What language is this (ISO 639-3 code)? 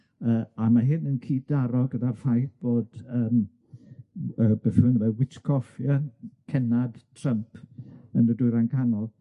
cym